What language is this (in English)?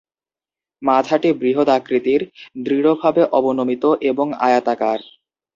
Bangla